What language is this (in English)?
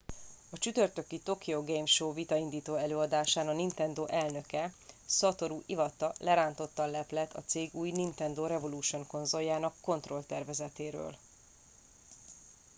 Hungarian